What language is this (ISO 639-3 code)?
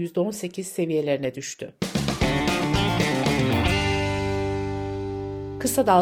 tur